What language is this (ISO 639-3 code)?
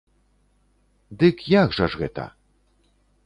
bel